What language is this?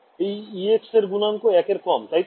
Bangla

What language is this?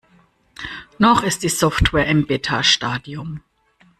German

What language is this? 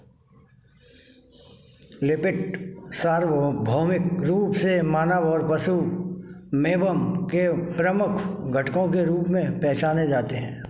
Hindi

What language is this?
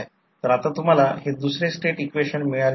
Marathi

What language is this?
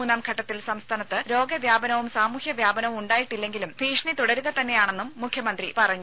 Malayalam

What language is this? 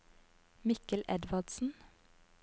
Norwegian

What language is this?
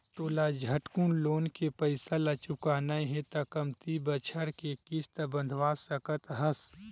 Chhattisgarhi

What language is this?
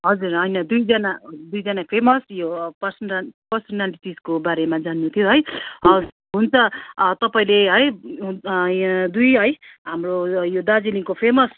Nepali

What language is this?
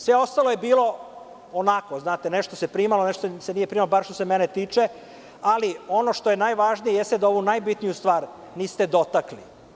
Serbian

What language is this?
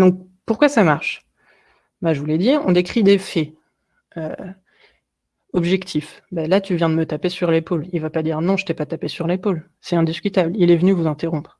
French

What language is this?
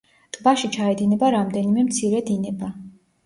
Georgian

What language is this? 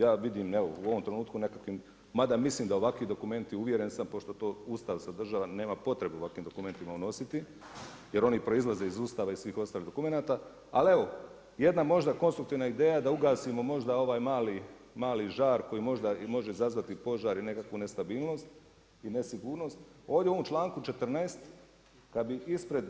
Croatian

